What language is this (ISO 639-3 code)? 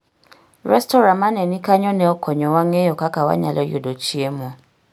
luo